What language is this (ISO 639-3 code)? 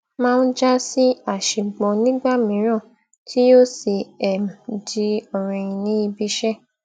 yor